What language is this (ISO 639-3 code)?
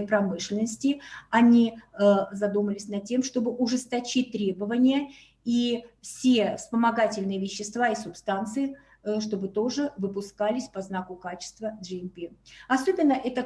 rus